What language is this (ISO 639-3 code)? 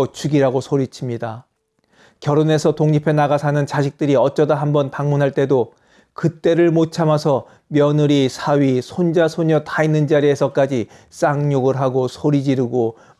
kor